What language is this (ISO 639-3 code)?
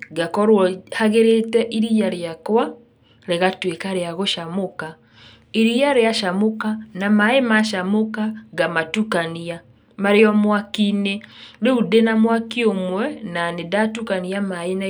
kik